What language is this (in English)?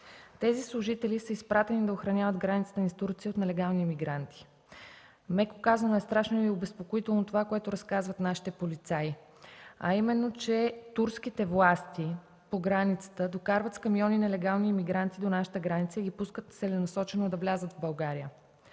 Bulgarian